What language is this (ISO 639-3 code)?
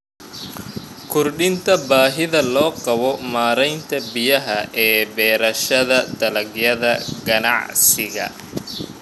som